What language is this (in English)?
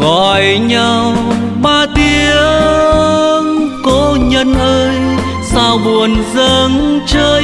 Vietnamese